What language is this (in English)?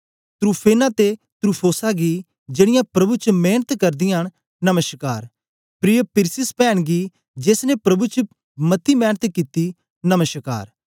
Dogri